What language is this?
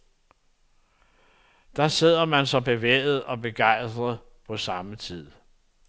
Danish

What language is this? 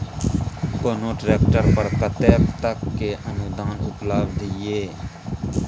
Maithili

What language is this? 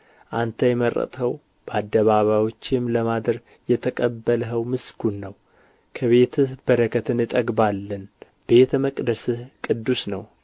Amharic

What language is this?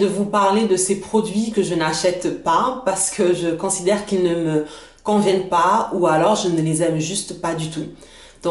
French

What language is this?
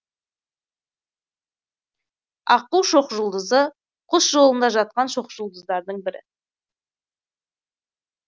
Kazakh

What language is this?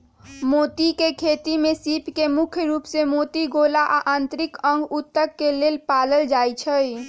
Magahi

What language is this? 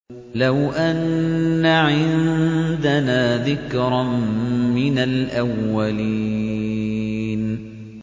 Arabic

